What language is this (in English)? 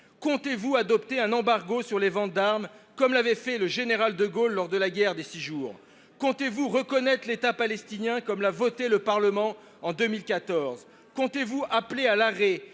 French